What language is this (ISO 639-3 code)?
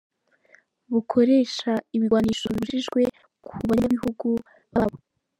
kin